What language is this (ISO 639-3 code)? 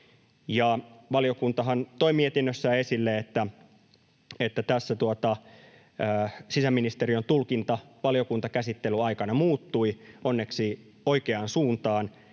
fin